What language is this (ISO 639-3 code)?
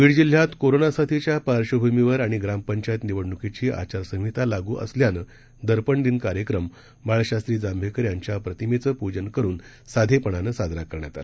mar